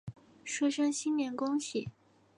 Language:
Chinese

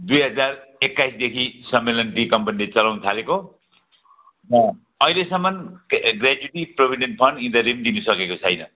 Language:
Nepali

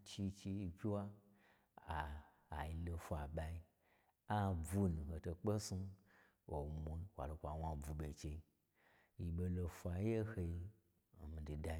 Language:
Gbagyi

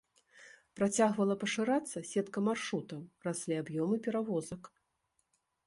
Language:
Belarusian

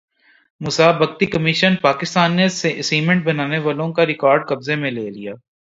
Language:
Urdu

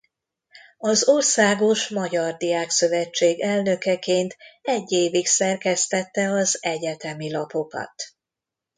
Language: Hungarian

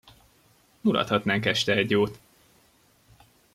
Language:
Hungarian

